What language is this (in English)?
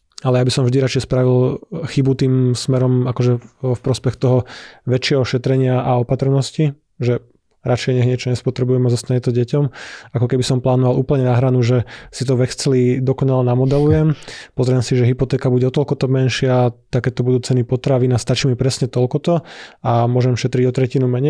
Slovak